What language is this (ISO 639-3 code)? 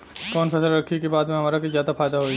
bho